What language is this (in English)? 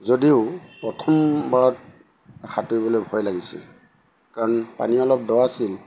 Assamese